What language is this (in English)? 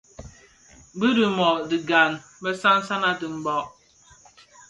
Bafia